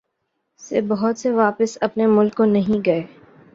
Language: Urdu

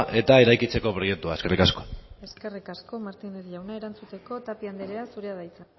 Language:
Basque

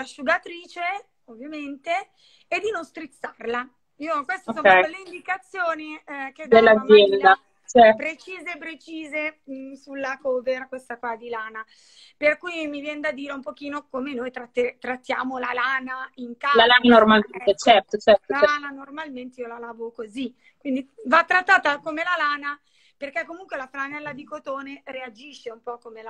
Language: Italian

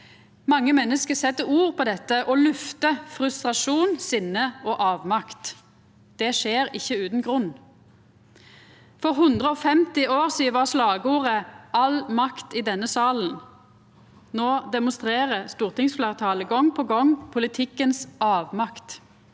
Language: Norwegian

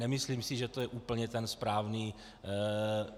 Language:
Czech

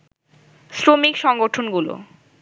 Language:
Bangla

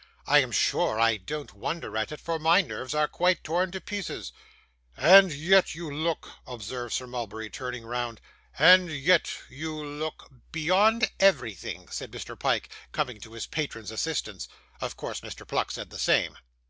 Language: English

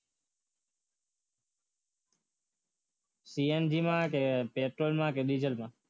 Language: Gujarati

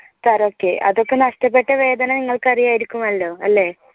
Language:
Malayalam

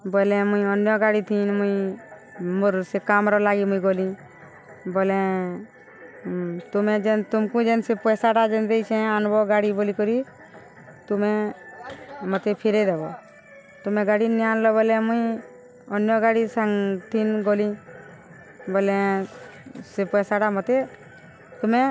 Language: Odia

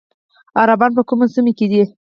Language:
Pashto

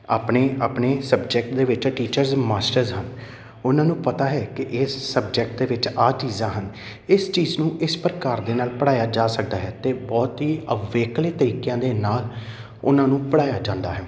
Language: Punjabi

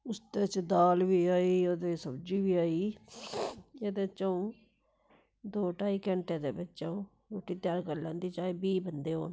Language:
Dogri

